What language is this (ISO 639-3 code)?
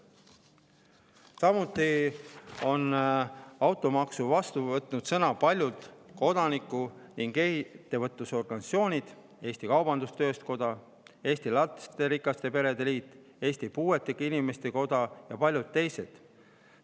est